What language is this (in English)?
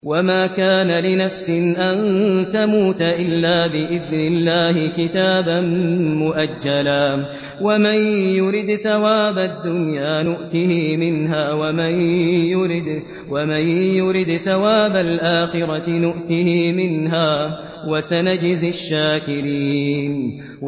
Arabic